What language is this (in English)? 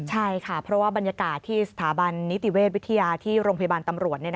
Thai